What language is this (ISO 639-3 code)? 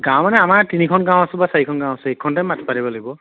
asm